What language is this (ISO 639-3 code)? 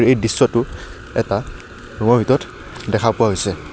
asm